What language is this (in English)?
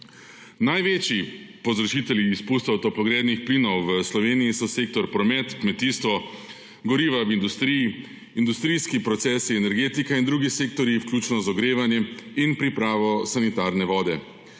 Slovenian